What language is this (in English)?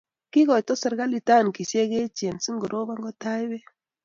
Kalenjin